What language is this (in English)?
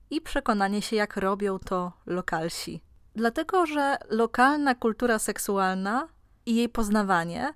Polish